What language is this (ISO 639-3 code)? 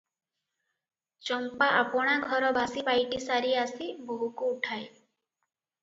ori